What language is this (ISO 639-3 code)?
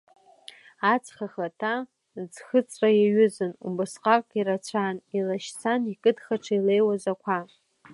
abk